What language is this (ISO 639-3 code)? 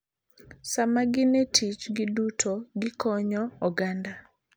luo